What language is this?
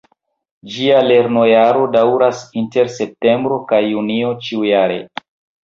Esperanto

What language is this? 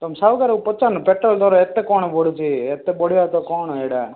Odia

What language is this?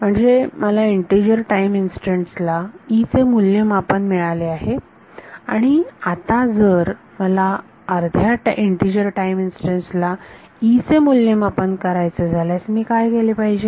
Marathi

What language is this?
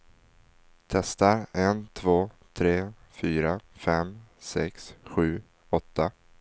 Swedish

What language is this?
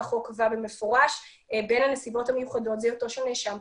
Hebrew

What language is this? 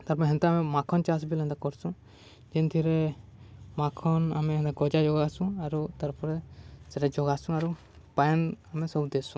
Odia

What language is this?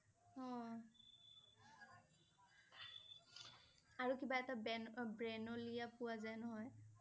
Assamese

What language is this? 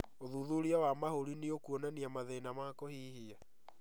Kikuyu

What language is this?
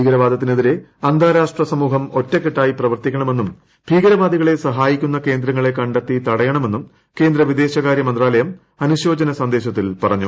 Malayalam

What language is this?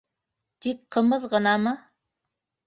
Bashkir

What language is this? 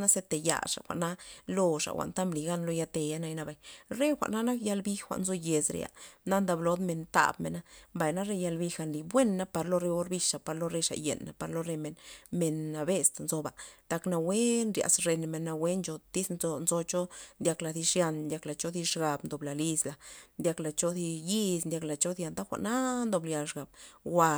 Loxicha Zapotec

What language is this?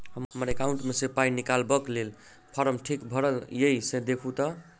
Maithili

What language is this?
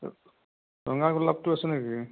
Assamese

